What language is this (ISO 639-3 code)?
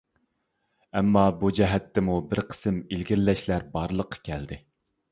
uig